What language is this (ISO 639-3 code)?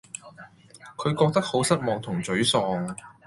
yue